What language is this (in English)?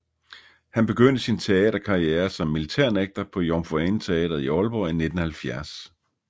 Danish